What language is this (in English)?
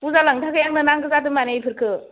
Bodo